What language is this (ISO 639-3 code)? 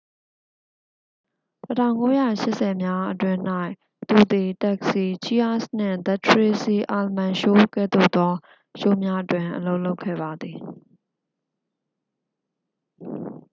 mya